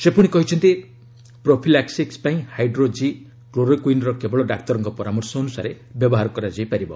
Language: Odia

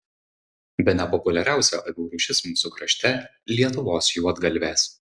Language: Lithuanian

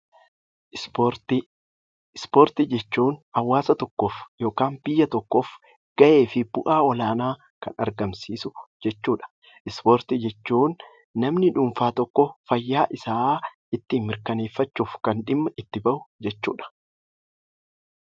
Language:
Oromo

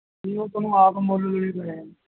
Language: Punjabi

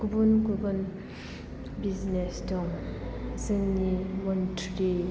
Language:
Bodo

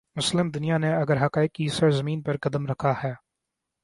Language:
Urdu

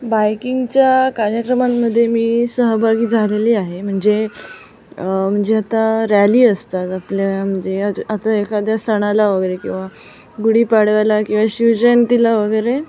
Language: Marathi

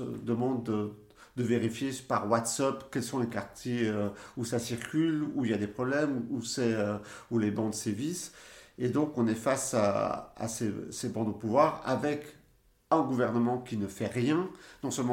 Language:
French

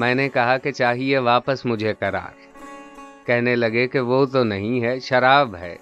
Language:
Urdu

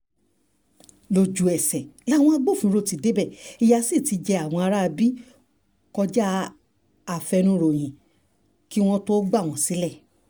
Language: Yoruba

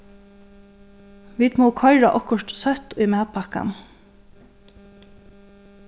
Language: Faroese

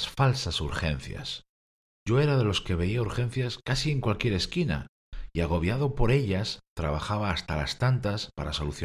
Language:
Spanish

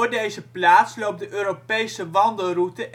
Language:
Dutch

